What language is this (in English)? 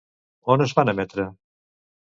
Catalan